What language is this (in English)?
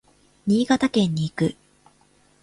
Japanese